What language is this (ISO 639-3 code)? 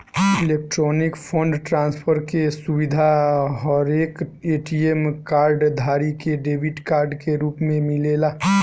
bho